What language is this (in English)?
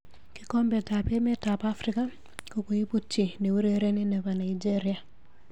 Kalenjin